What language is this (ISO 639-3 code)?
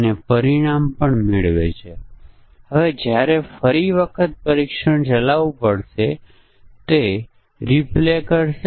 guj